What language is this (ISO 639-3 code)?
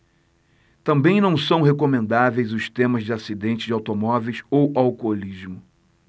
por